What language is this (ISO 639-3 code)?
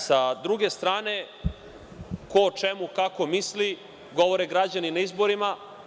srp